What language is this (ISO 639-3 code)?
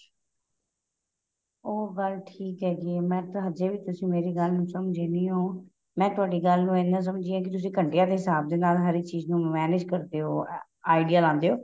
pan